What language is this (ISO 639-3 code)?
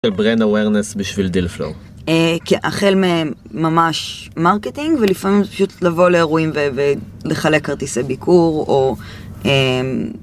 heb